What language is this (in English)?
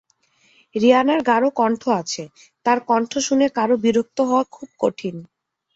Bangla